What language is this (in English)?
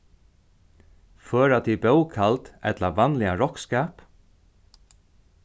Faroese